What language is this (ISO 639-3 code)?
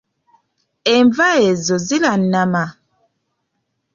lug